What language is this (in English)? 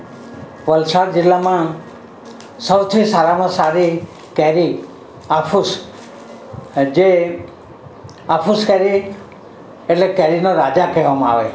Gujarati